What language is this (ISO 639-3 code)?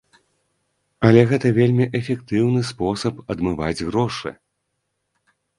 bel